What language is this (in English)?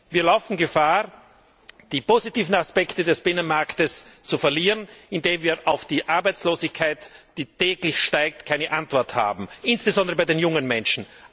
German